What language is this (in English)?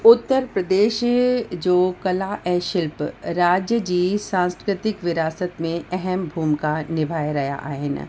Sindhi